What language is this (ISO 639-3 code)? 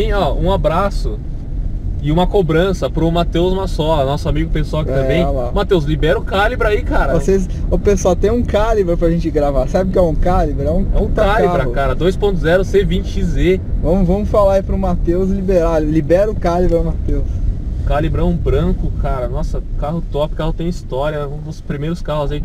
por